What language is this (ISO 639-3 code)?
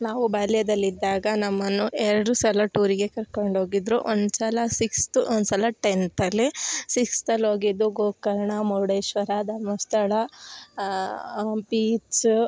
kan